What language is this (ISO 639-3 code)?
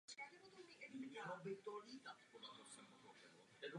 ces